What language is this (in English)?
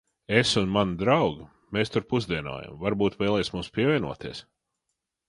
Latvian